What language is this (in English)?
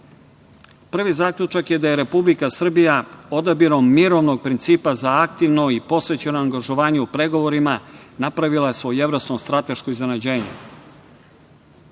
Serbian